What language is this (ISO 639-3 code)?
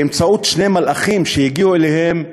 heb